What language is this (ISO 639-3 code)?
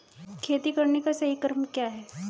hin